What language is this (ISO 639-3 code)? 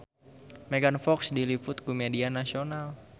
sun